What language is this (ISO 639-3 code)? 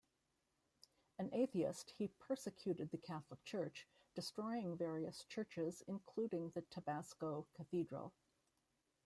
eng